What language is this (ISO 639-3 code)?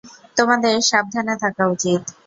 ben